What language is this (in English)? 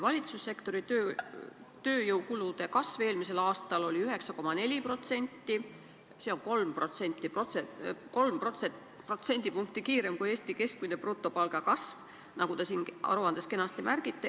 Estonian